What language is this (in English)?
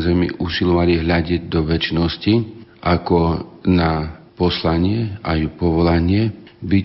Slovak